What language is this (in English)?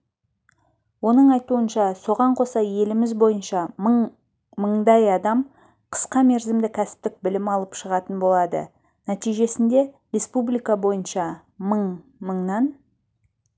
Kazakh